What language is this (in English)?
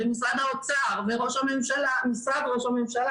Hebrew